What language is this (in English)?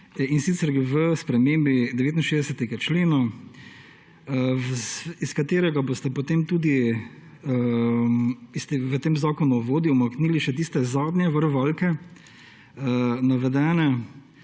Slovenian